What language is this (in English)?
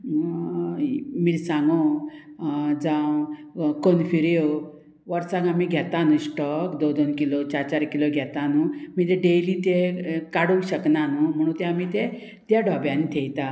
Konkani